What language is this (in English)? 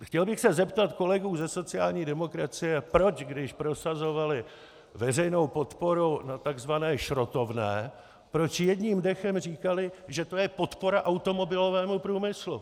Czech